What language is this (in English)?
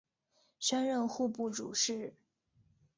Chinese